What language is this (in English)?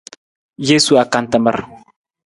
Nawdm